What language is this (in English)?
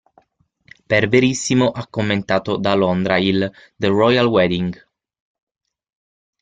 Italian